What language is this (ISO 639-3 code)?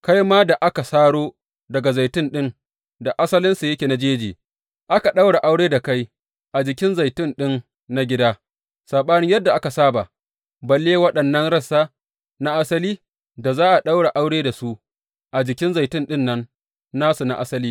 hau